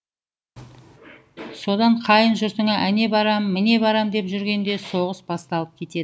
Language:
Kazakh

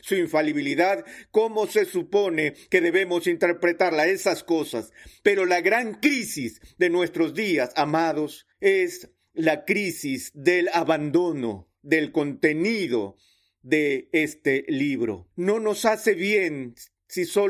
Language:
Spanish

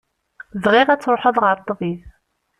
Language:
Kabyle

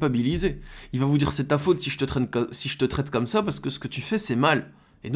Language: French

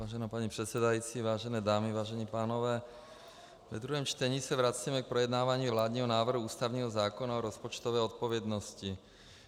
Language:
Czech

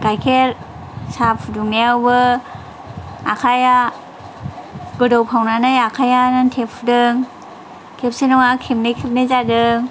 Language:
Bodo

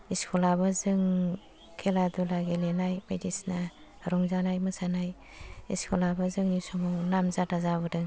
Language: Bodo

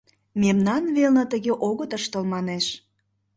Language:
Mari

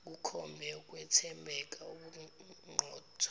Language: Zulu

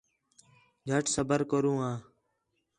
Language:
Khetrani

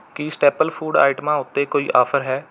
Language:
Punjabi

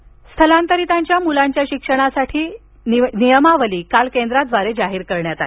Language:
Marathi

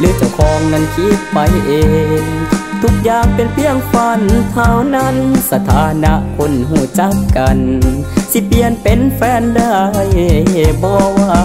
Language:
Thai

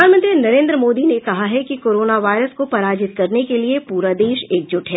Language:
Hindi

